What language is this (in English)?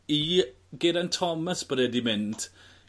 Welsh